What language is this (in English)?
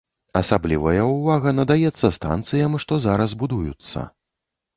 Belarusian